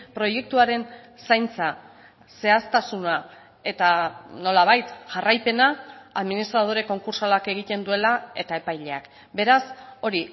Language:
Basque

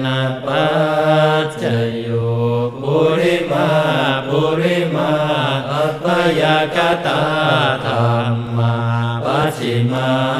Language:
Thai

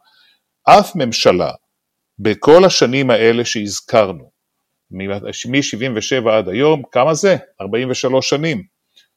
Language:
Hebrew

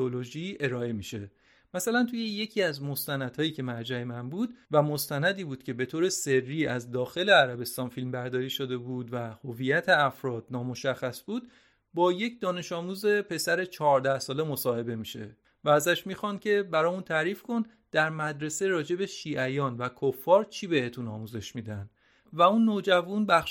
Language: Persian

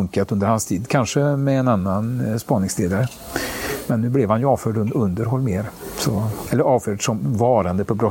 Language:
Swedish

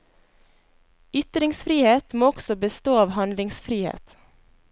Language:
Norwegian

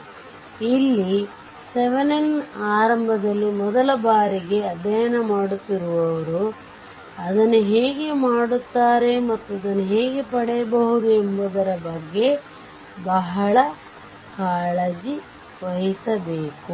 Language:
Kannada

